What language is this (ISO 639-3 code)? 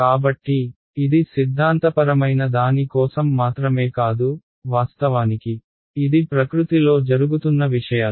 tel